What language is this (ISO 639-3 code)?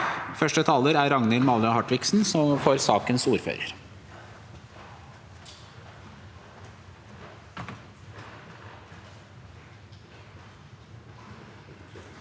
nor